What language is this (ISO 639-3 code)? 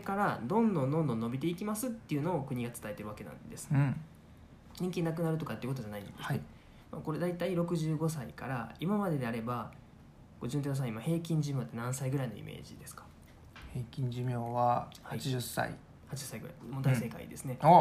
jpn